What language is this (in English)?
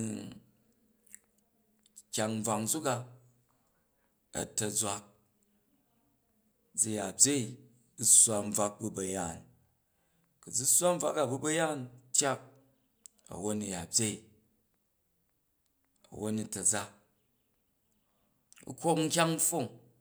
Jju